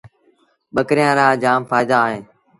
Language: Sindhi Bhil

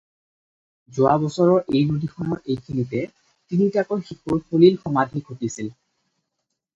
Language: Assamese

